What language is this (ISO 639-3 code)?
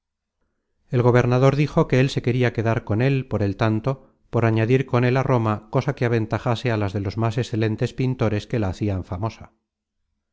spa